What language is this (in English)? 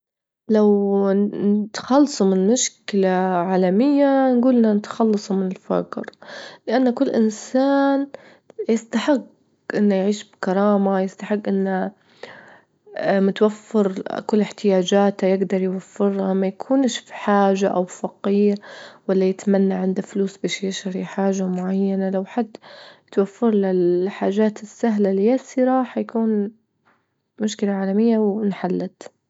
Libyan Arabic